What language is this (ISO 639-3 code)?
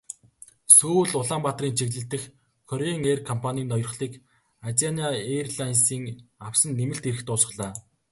mon